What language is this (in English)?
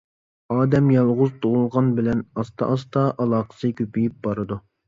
Uyghur